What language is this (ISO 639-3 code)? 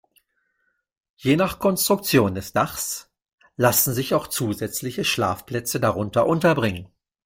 deu